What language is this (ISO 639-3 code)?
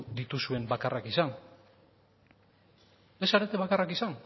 eus